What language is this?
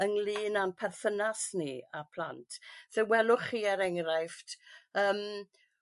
Welsh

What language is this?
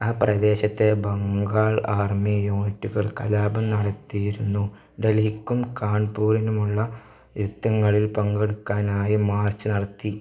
Malayalam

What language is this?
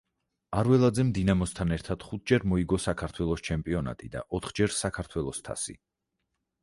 Georgian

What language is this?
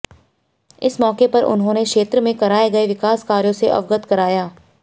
Hindi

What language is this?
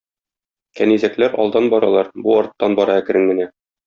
Tatar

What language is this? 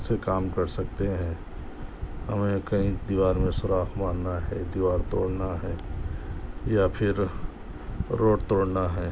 Urdu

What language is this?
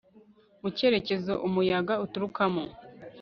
Kinyarwanda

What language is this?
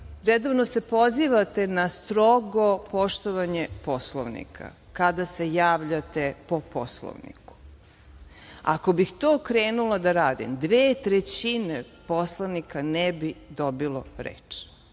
Serbian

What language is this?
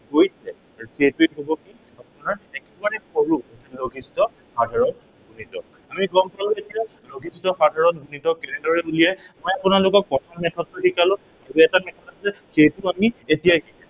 Assamese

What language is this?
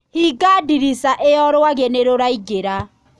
Kikuyu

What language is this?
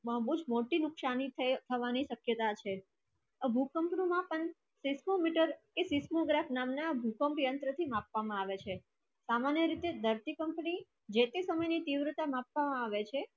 Gujarati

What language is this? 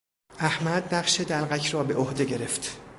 Persian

